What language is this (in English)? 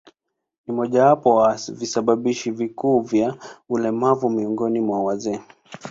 Swahili